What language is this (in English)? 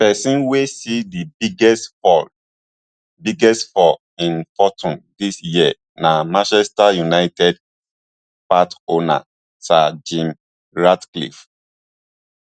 Nigerian Pidgin